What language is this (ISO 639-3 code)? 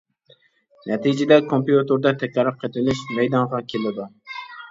uig